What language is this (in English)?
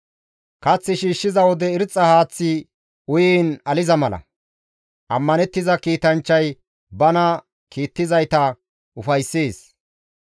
Gamo